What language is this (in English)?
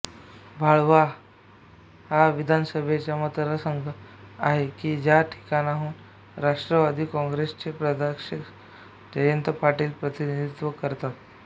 Marathi